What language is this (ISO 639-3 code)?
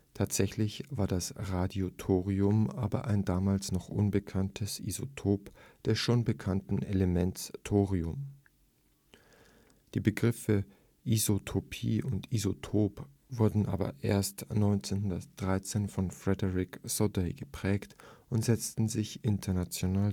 deu